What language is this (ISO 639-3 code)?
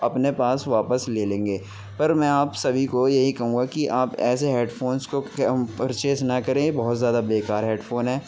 urd